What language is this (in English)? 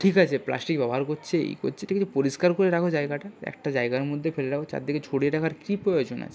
Bangla